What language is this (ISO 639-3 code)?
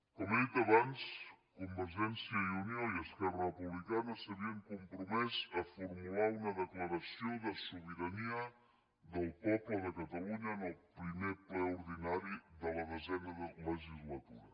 cat